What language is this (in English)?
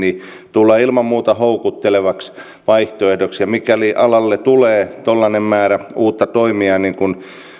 Finnish